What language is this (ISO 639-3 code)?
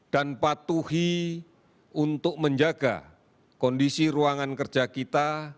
ind